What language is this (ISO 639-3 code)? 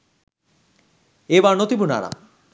sin